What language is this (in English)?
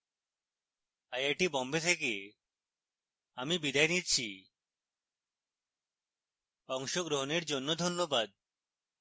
Bangla